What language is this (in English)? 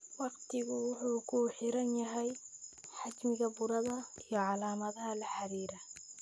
Somali